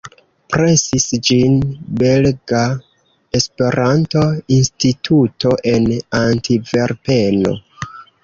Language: Esperanto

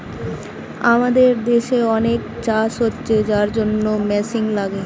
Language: Bangla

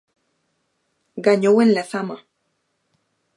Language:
Galician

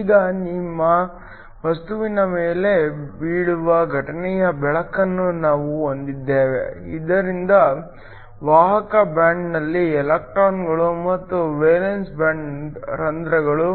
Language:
Kannada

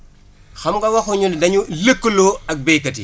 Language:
Wolof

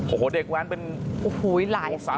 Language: Thai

